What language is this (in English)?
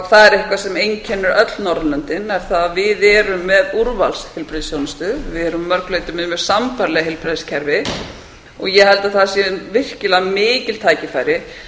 Icelandic